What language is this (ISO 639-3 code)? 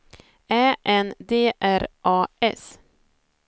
swe